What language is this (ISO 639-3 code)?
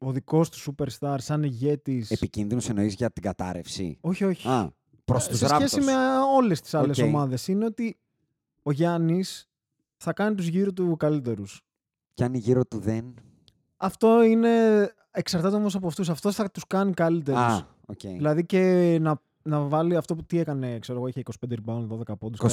ell